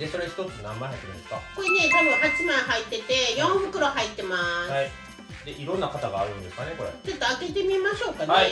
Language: Japanese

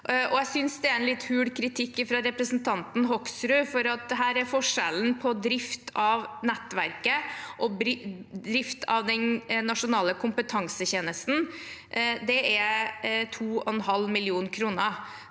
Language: Norwegian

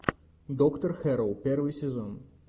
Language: Russian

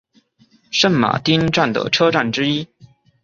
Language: Chinese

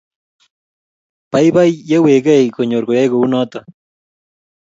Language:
Kalenjin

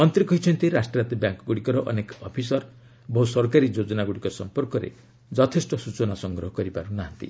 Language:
Odia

